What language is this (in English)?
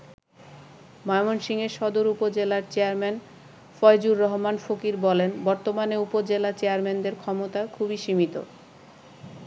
Bangla